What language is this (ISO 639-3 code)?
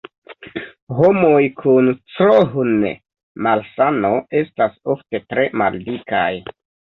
epo